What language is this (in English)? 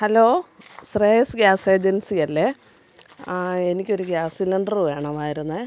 Malayalam